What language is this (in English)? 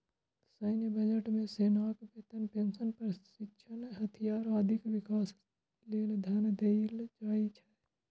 Maithili